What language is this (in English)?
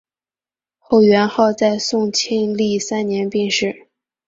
Chinese